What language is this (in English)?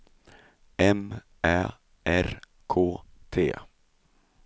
Swedish